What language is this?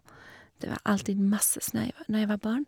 Norwegian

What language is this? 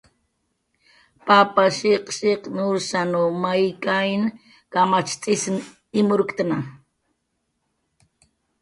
Jaqaru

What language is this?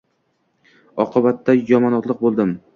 Uzbek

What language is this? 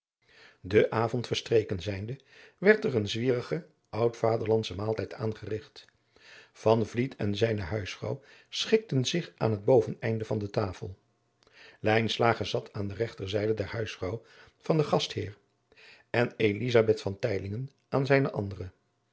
Dutch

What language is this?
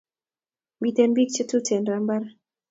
Kalenjin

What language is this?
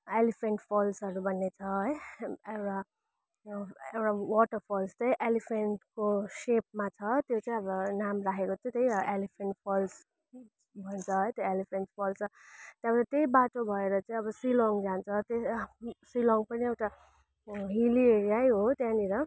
Nepali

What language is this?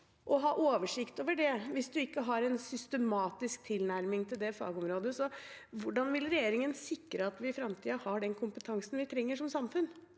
Norwegian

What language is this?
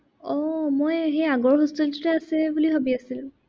Assamese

